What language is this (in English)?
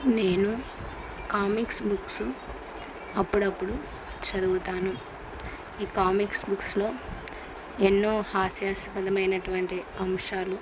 Telugu